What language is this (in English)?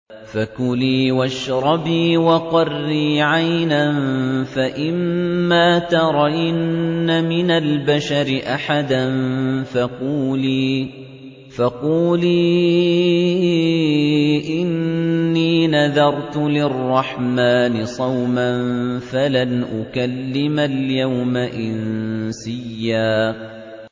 Arabic